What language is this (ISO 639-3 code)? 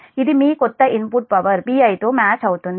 tel